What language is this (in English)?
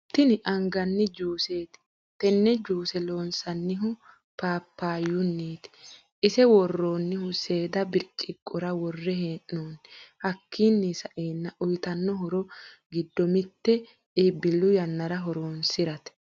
Sidamo